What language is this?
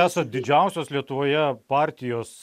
Lithuanian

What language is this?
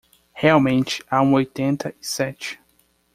Portuguese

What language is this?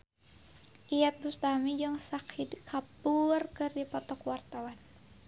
Sundanese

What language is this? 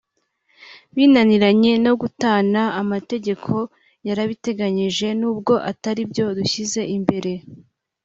Kinyarwanda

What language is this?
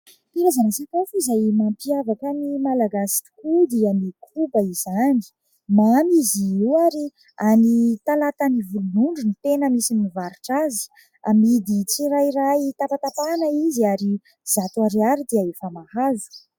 Malagasy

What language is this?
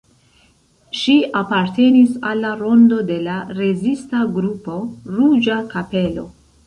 Esperanto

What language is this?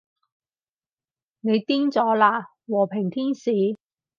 Cantonese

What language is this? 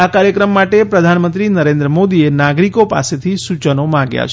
Gujarati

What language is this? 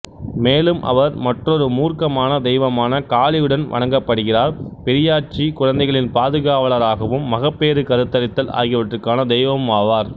Tamil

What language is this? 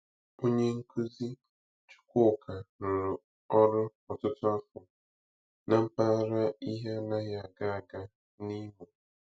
Igbo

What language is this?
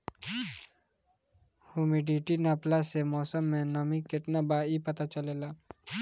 Bhojpuri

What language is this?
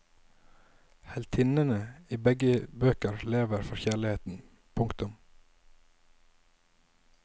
Norwegian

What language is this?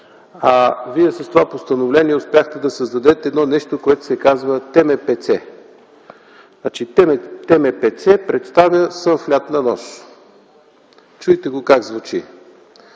Bulgarian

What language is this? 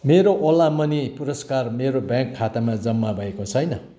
Nepali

